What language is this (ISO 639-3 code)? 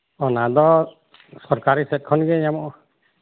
sat